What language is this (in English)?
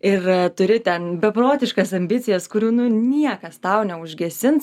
Lithuanian